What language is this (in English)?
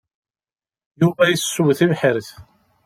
Kabyle